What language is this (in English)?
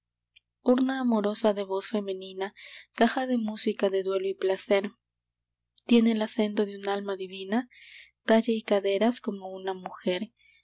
Spanish